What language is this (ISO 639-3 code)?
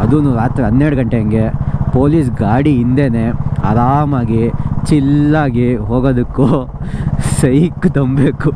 kan